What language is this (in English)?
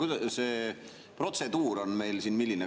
Estonian